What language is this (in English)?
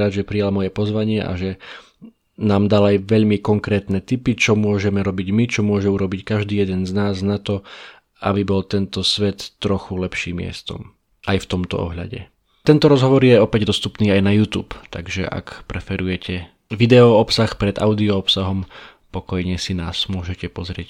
Slovak